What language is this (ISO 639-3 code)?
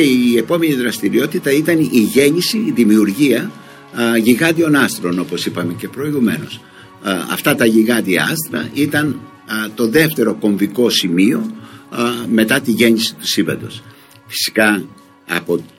ell